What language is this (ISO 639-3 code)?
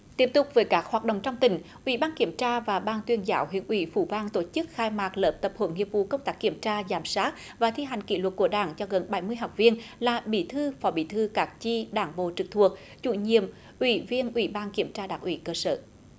vie